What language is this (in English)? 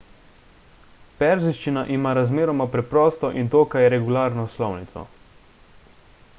Slovenian